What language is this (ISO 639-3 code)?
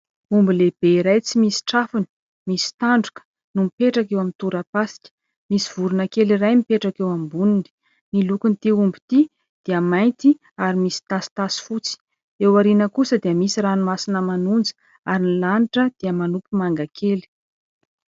mlg